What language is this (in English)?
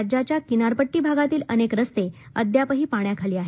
Marathi